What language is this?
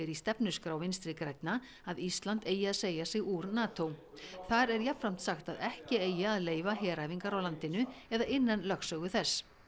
Icelandic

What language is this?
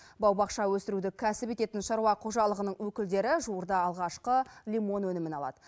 Kazakh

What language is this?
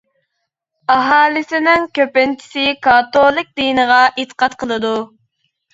Uyghur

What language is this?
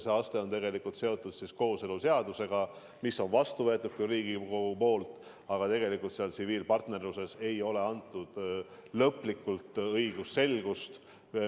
Estonian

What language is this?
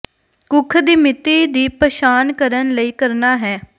Punjabi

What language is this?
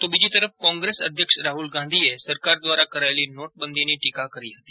Gujarati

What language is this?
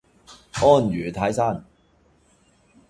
Cantonese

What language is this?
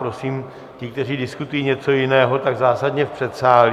Czech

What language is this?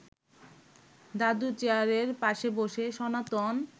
Bangla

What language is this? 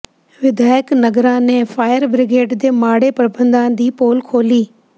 Punjabi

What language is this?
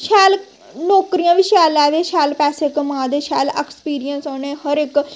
Dogri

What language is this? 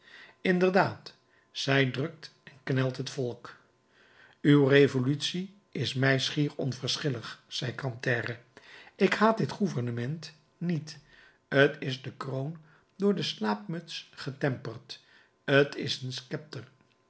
Dutch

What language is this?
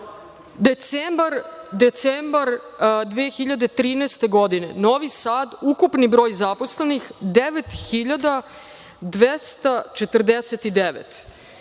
Serbian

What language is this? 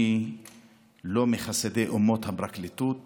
Hebrew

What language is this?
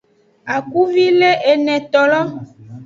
Aja (Benin)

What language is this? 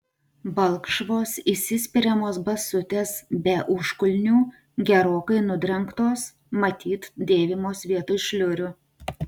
Lithuanian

